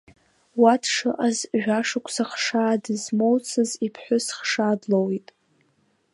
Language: Abkhazian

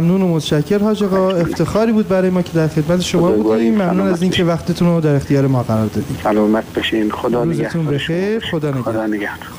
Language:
Persian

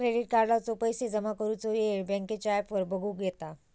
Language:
Marathi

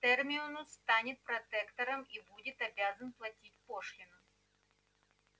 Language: Russian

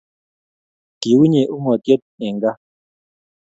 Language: Kalenjin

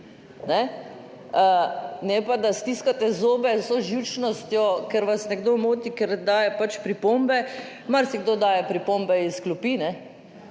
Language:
Slovenian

